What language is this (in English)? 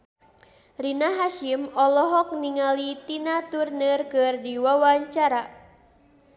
Sundanese